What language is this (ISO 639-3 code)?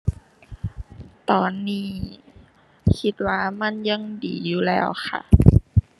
tha